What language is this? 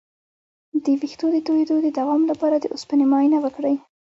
Pashto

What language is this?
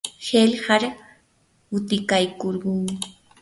Yanahuanca Pasco Quechua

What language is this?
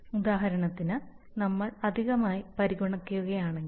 Malayalam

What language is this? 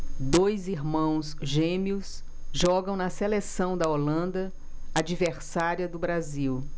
Portuguese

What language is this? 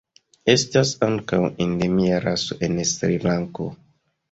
Esperanto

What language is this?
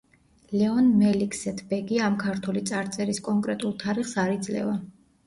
Georgian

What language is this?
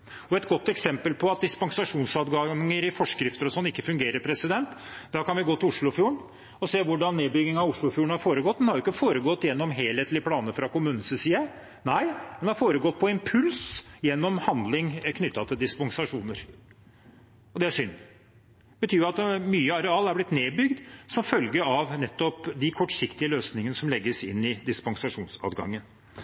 Norwegian Bokmål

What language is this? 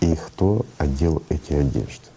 Russian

